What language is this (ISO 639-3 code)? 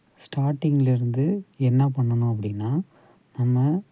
tam